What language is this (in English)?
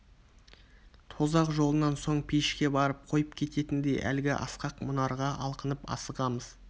Kazakh